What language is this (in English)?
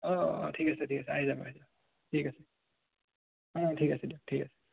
Assamese